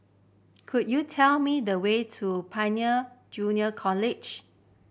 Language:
English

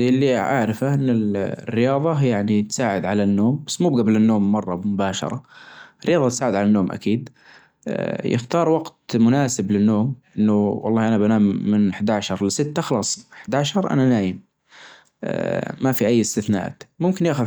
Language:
Najdi Arabic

